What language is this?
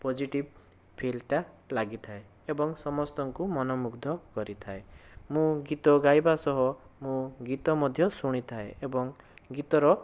Odia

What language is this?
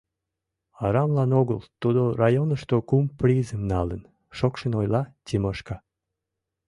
Mari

